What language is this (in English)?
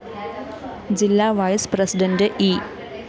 Malayalam